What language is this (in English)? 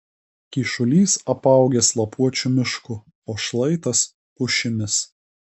Lithuanian